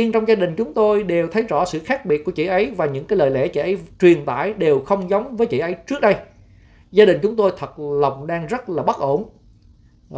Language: Vietnamese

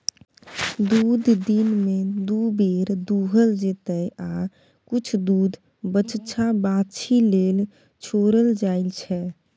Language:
Maithili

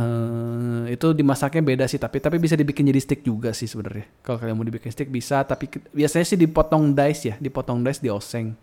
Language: Indonesian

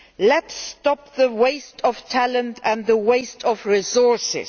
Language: English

